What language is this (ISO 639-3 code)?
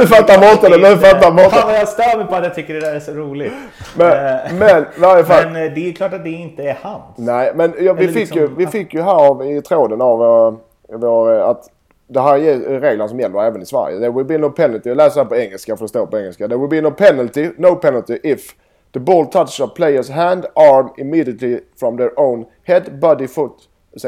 swe